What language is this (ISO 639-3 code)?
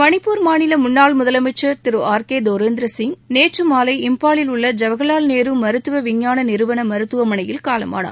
tam